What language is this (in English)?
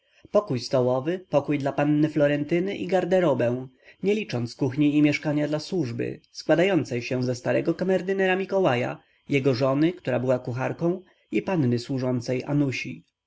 Polish